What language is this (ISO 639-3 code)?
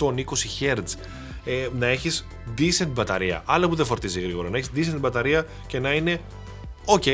ell